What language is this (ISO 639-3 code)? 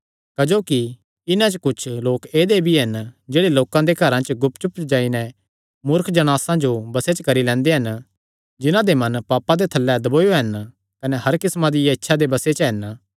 xnr